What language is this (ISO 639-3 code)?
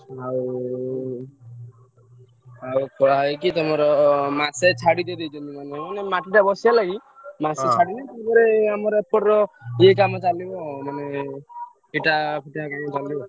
ori